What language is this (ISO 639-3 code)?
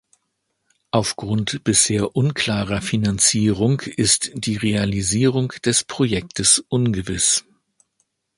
deu